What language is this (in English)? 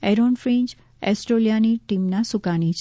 Gujarati